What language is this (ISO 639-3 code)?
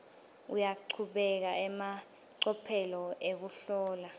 ssw